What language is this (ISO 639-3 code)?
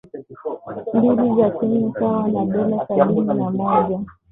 swa